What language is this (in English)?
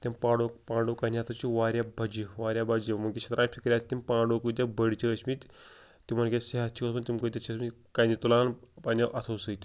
Kashmiri